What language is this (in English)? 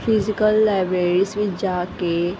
Punjabi